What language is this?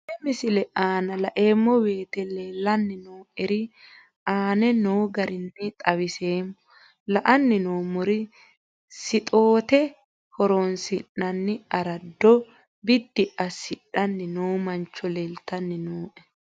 Sidamo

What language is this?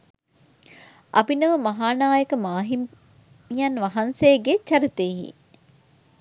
Sinhala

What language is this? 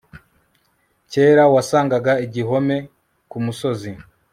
Kinyarwanda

